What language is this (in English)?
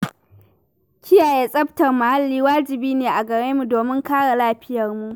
Hausa